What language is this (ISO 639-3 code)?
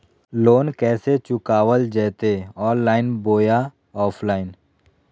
mag